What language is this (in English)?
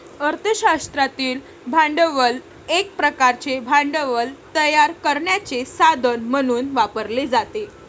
Marathi